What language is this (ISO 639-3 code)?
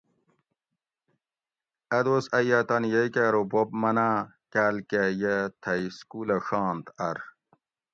gwc